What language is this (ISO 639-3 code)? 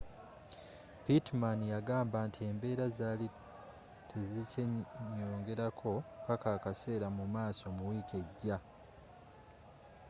lug